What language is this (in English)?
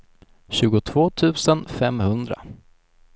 Swedish